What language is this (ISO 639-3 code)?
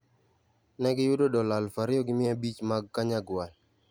luo